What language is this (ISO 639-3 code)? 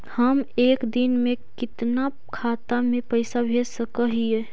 mag